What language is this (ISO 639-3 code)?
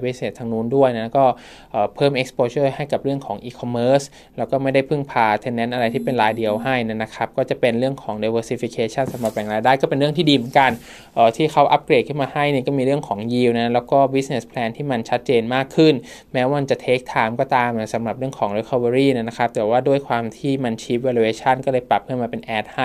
tha